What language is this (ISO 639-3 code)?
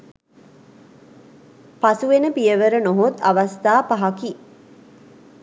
sin